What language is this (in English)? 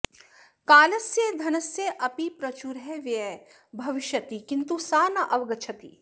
Sanskrit